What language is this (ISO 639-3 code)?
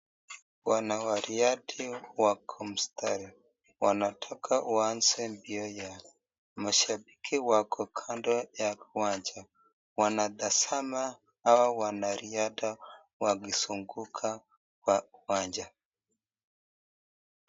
swa